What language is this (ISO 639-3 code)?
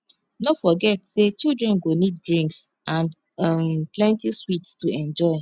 pcm